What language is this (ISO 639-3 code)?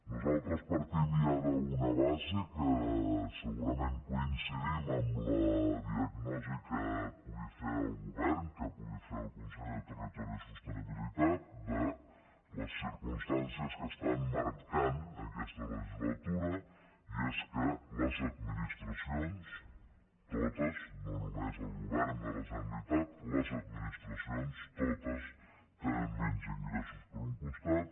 cat